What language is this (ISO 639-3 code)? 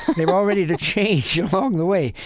eng